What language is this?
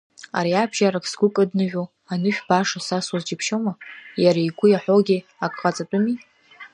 Abkhazian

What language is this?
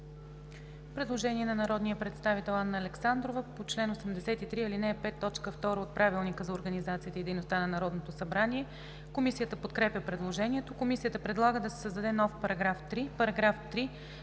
Bulgarian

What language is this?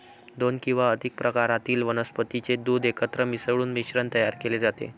Marathi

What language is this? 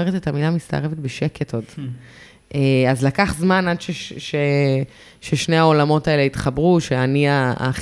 Hebrew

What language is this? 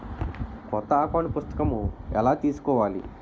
Telugu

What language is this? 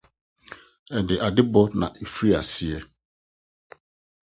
Akan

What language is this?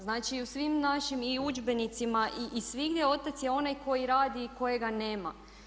Croatian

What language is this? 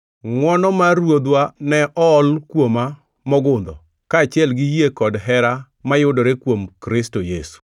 Luo (Kenya and Tanzania)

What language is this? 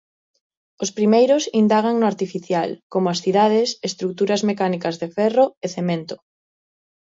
Galician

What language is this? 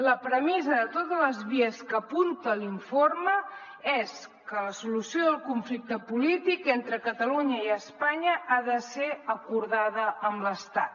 Catalan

